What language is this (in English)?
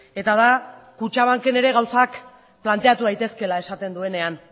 Basque